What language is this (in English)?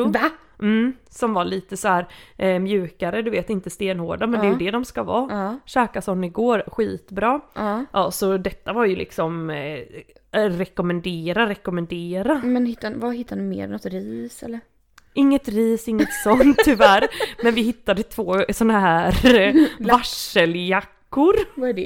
Swedish